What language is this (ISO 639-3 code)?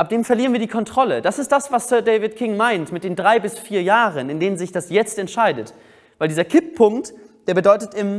deu